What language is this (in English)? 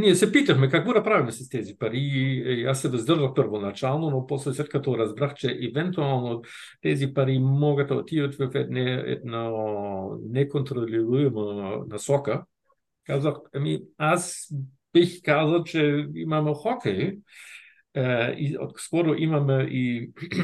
Bulgarian